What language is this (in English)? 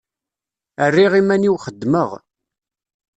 Kabyle